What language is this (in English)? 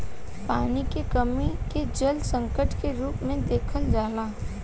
Bhojpuri